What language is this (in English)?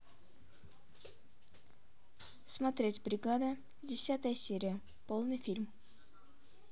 Russian